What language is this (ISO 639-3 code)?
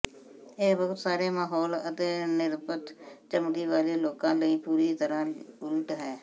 pan